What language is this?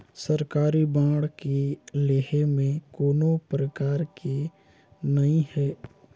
Chhattisgarhi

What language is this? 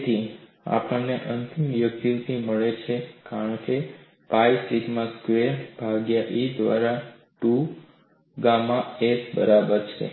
Gujarati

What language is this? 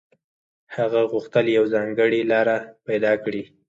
Pashto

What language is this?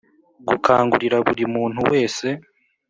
Kinyarwanda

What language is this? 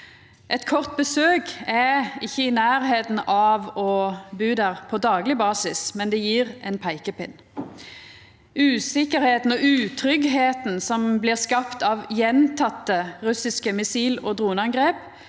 Norwegian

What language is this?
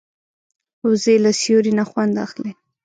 Pashto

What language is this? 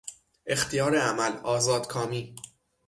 Persian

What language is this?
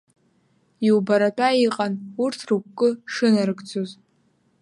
Abkhazian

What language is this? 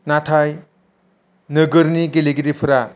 Bodo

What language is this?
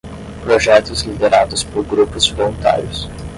Portuguese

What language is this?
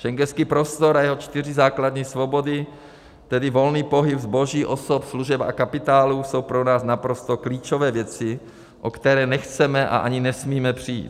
Czech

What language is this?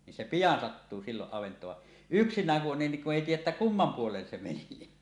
Finnish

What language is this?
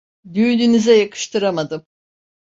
Turkish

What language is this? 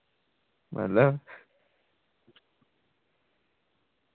Dogri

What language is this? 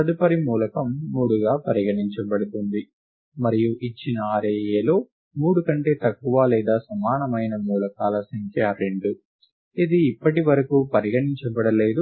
Telugu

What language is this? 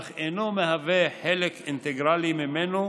Hebrew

